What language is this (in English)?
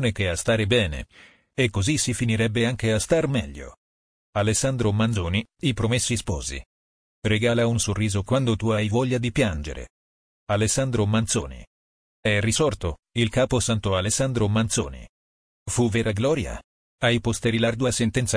Italian